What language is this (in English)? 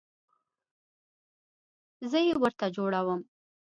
Pashto